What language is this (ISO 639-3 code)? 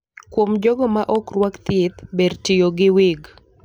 luo